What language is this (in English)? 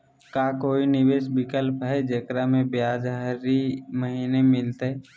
Magahi